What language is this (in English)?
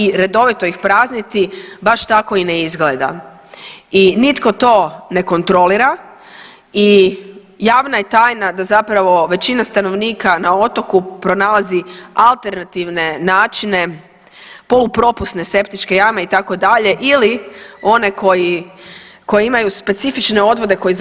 Croatian